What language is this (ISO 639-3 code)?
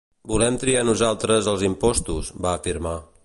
cat